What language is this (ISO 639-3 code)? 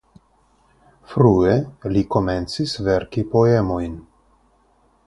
epo